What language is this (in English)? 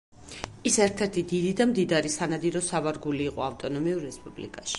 Georgian